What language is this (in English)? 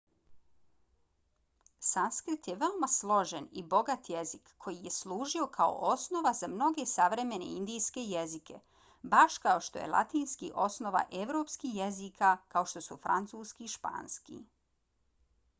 Bosnian